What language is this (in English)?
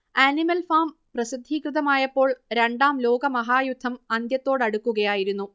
Malayalam